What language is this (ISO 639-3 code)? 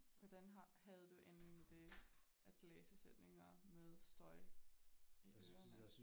dan